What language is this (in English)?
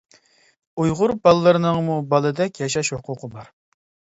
Uyghur